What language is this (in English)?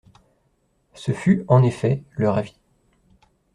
French